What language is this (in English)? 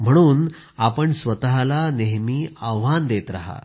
Marathi